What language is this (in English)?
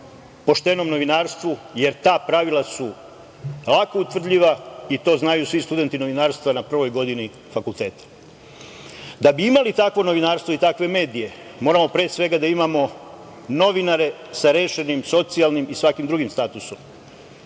Serbian